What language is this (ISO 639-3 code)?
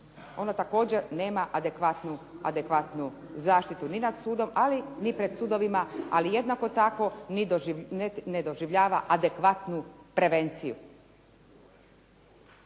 hrv